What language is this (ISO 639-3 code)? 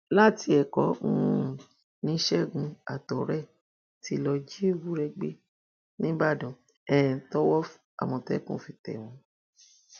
yor